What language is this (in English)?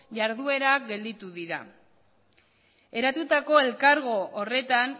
Basque